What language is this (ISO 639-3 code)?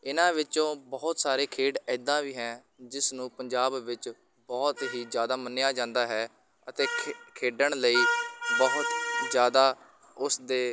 pan